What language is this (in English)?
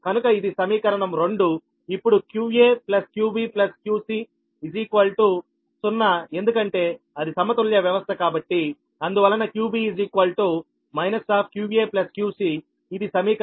Telugu